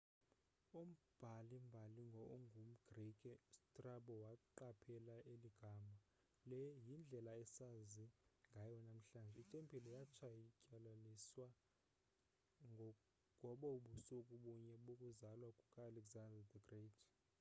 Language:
Xhosa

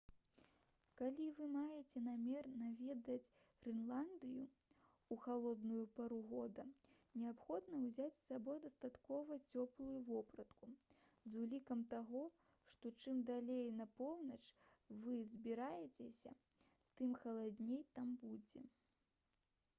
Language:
Belarusian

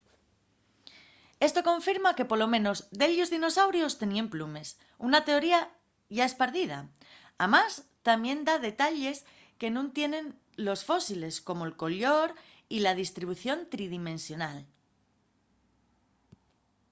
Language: Asturian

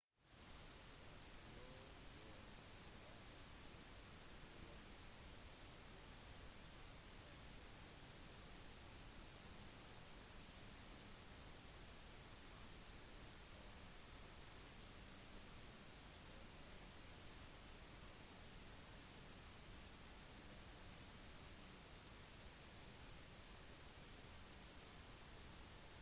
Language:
Norwegian Bokmål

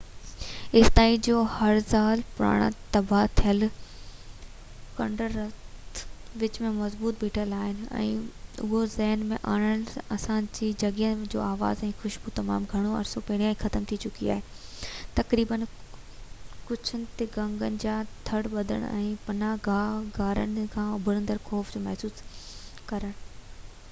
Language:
Sindhi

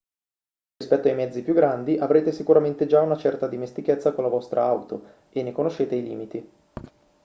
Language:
Italian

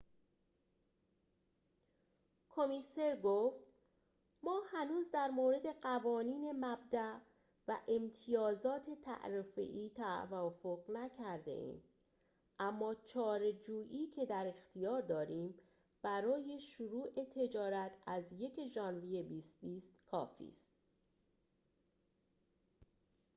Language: Persian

